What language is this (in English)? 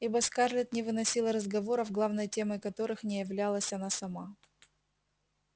Russian